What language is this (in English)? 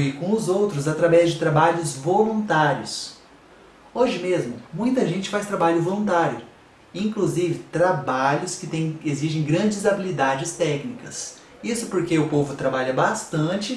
Portuguese